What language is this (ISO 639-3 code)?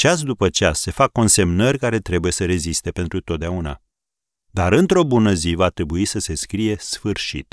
ron